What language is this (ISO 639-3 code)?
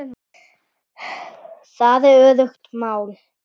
isl